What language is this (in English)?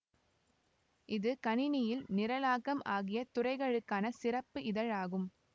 Tamil